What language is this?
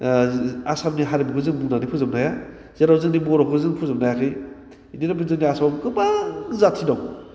Bodo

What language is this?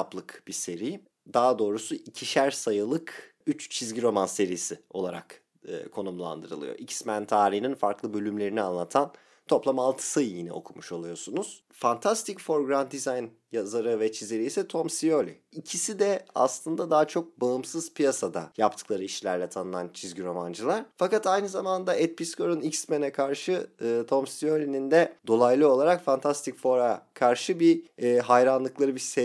Turkish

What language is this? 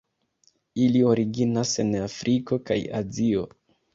Esperanto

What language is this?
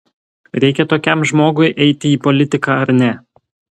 Lithuanian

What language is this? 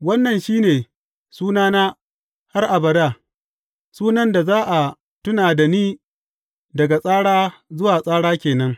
Hausa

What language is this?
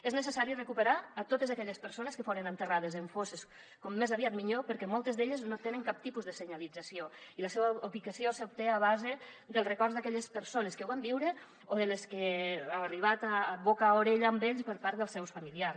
Catalan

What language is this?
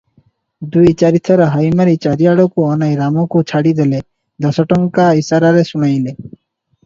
Odia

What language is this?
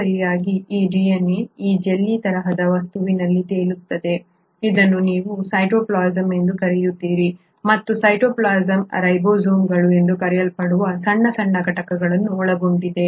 Kannada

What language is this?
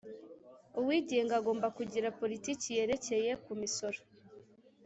Kinyarwanda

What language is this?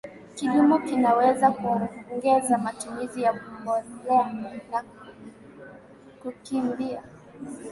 Swahili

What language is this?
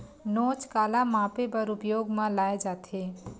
Chhattisgarhi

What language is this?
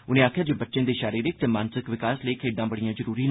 Dogri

